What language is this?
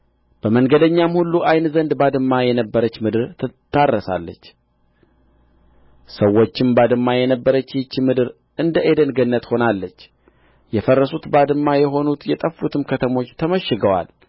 Amharic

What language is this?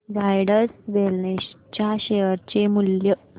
Marathi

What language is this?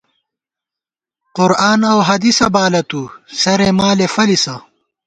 Gawar-Bati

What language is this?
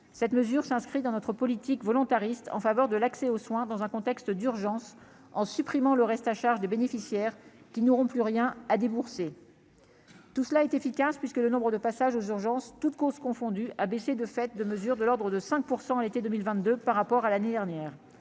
French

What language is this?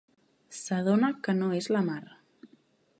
Catalan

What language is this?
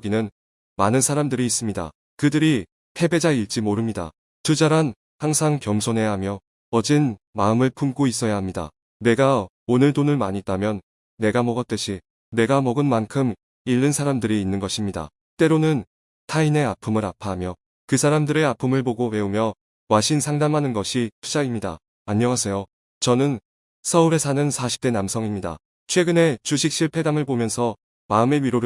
Korean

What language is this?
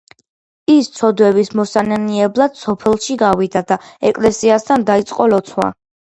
Georgian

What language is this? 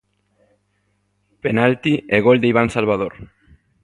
Galician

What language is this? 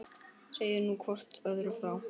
Icelandic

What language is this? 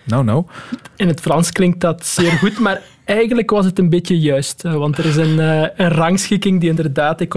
Dutch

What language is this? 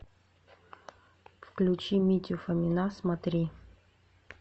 Russian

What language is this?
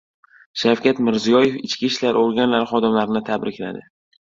Uzbek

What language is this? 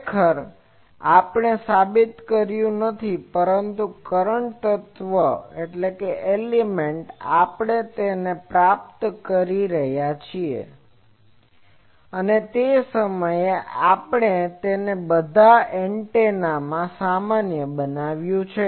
Gujarati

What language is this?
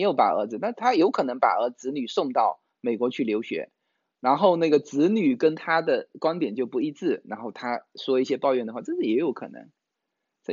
Chinese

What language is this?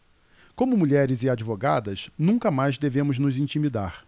Portuguese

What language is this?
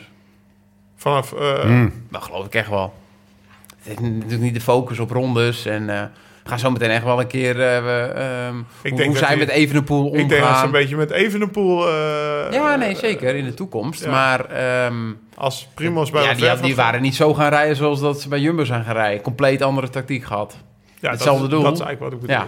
Dutch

